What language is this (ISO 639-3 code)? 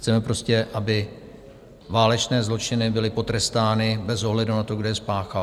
ces